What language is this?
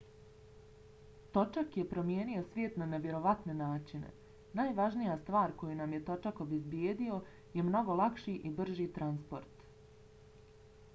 Bosnian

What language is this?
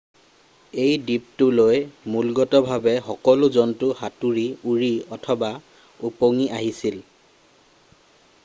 Assamese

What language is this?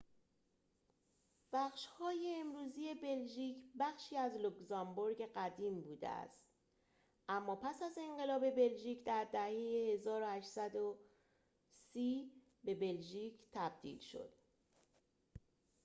Persian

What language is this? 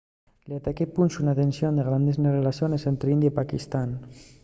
Asturian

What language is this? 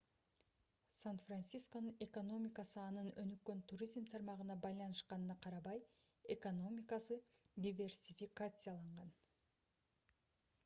Kyrgyz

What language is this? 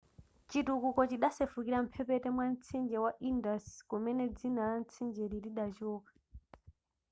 Nyanja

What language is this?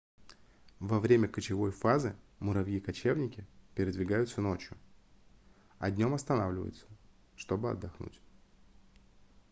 Russian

